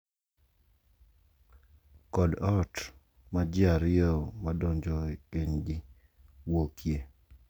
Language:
Luo (Kenya and Tanzania)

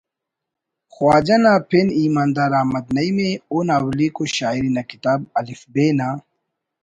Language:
Brahui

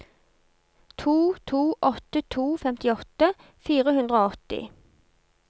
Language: Norwegian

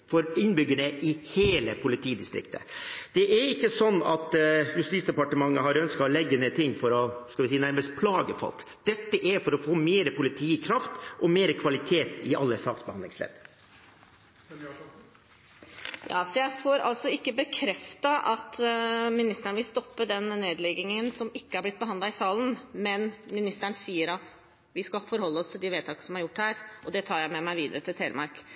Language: Norwegian Bokmål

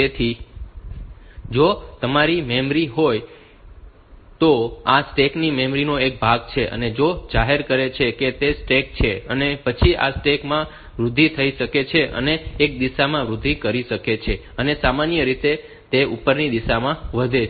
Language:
Gujarati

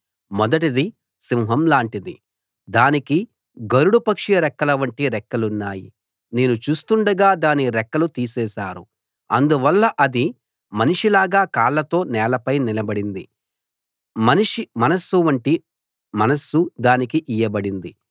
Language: Telugu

